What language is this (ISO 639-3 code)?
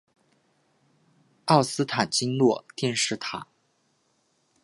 zho